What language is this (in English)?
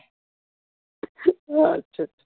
Bangla